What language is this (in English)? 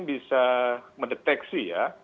Indonesian